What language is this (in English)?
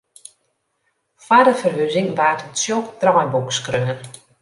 Western Frisian